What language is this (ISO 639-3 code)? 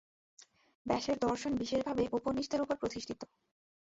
ben